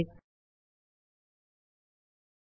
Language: Tamil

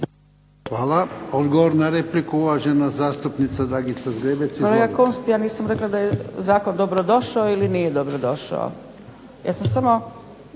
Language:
Croatian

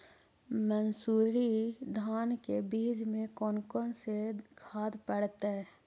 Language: Magahi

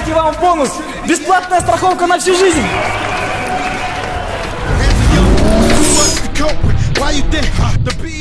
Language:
Russian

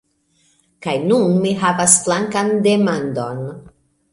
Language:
Esperanto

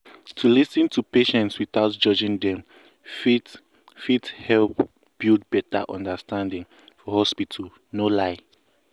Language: Nigerian Pidgin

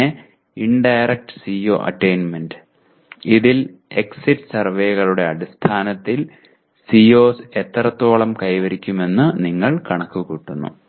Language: Malayalam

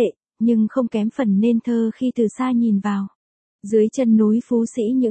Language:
Vietnamese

